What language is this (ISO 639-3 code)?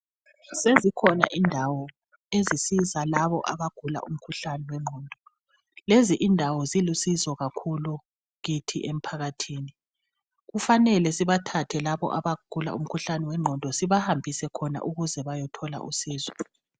nde